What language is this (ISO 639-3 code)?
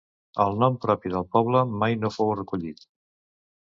cat